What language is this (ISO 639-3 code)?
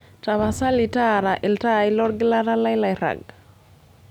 mas